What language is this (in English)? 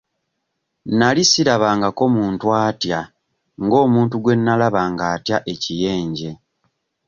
Ganda